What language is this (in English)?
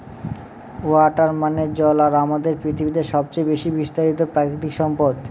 Bangla